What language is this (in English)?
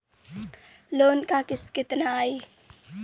Bhojpuri